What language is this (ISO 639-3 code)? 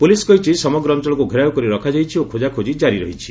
ori